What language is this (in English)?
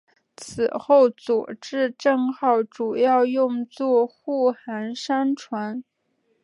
Chinese